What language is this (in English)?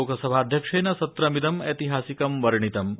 Sanskrit